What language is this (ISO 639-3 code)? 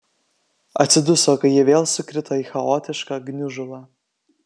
lit